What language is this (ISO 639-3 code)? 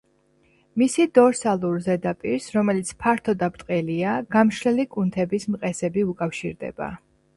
kat